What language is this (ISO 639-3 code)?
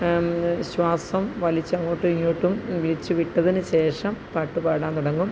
mal